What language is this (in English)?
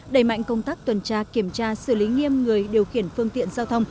Vietnamese